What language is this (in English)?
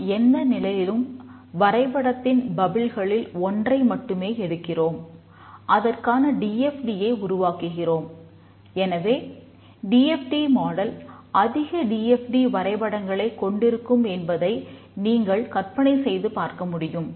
Tamil